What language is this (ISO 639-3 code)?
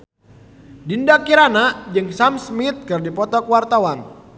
sun